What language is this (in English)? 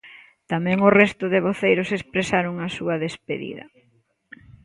Galician